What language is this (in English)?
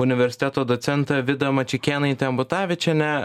Lithuanian